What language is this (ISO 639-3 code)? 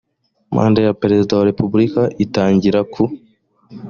kin